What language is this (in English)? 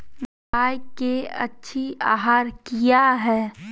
Magahi